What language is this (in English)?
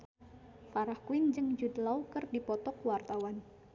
Sundanese